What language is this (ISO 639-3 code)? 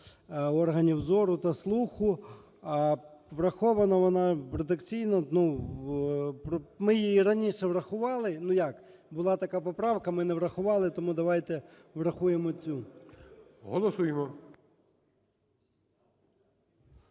ukr